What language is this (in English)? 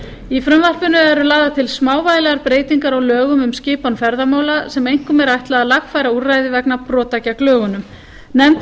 Icelandic